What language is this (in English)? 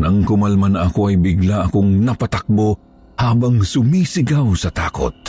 Filipino